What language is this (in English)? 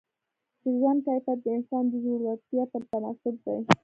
Pashto